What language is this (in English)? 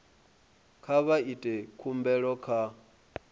Venda